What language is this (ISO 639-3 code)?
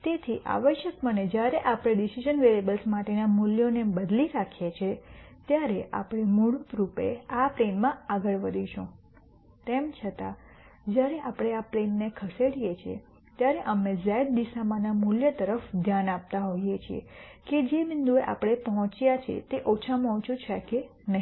guj